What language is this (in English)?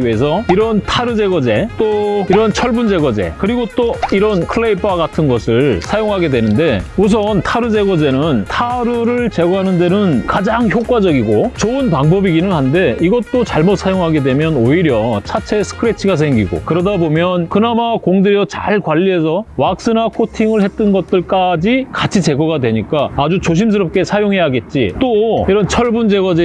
Korean